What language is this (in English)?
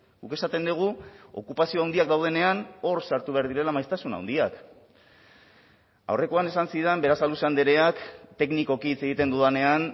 Basque